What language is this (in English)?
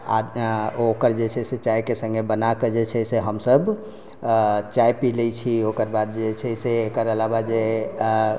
Maithili